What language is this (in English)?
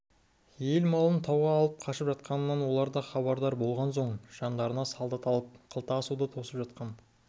Kazakh